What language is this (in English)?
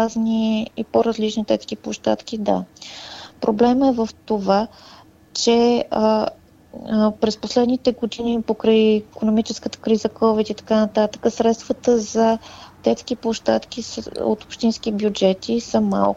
Bulgarian